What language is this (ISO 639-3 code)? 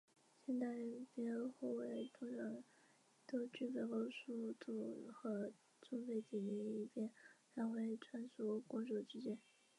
zho